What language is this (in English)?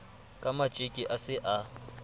Southern Sotho